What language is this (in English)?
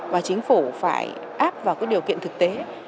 Vietnamese